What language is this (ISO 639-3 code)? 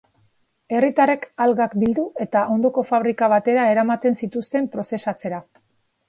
eus